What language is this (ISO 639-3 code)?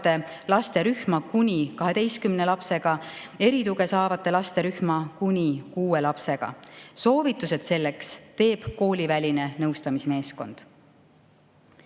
est